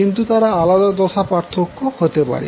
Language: Bangla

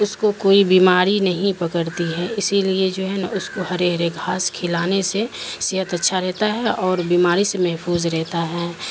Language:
Urdu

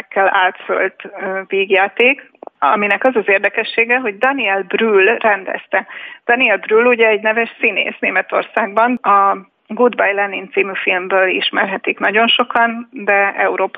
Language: Hungarian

